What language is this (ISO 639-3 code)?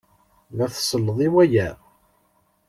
kab